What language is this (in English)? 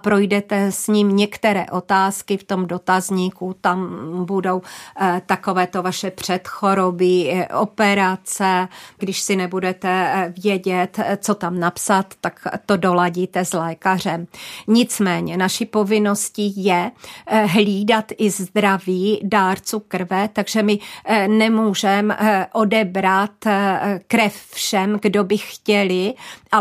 Czech